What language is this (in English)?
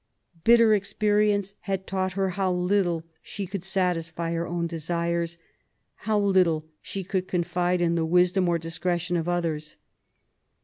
English